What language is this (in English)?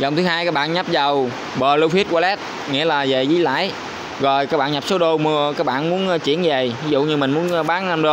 Vietnamese